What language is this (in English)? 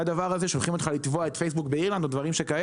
Hebrew